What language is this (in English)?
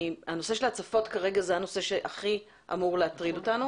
Hebrew